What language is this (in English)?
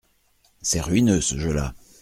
French